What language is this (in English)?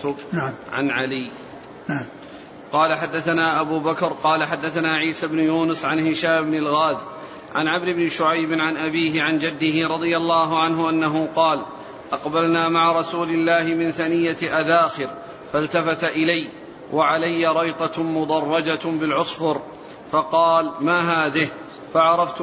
Arabic